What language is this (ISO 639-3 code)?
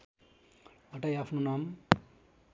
nep